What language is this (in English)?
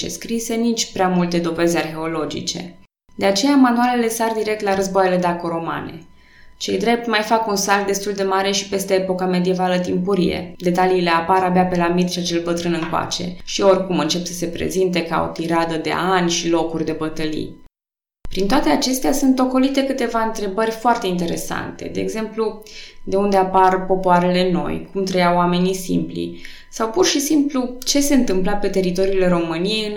Romanian